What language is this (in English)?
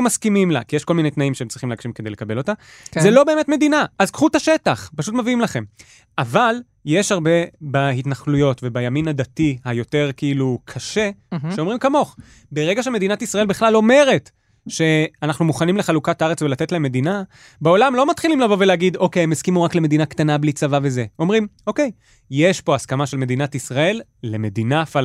Hebrew